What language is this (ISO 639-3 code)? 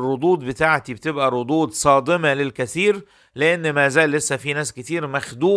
ara